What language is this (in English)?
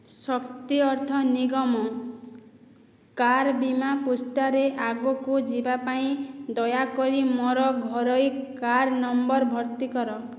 Odia